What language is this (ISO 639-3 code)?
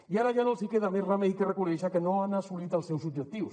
cat